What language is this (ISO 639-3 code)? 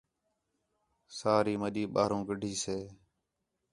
xhe